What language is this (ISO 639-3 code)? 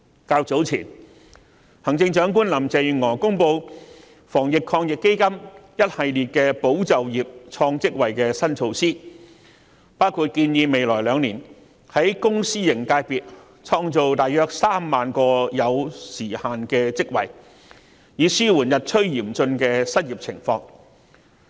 yue